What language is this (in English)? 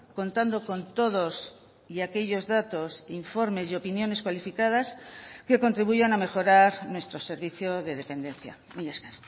Spanish